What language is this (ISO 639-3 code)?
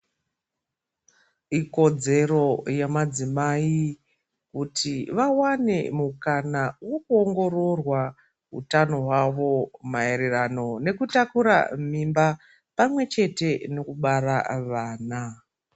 ndc